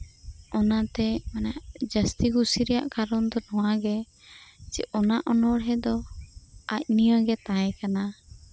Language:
Santali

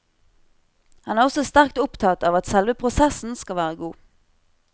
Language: Norwegian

